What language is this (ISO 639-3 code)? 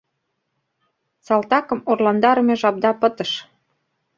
chm